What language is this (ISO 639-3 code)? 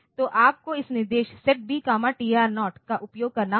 hin